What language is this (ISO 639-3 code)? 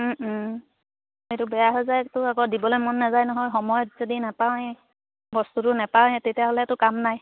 asm